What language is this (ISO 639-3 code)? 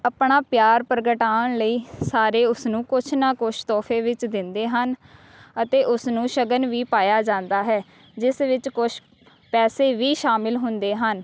pan